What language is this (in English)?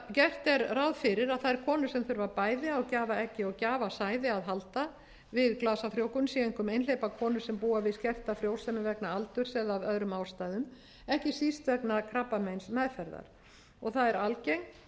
Icelandic